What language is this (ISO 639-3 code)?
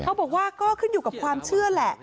tha